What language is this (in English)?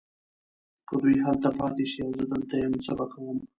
Pashto